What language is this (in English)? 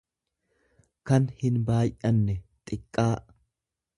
Oromo